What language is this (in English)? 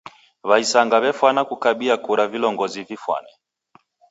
Taita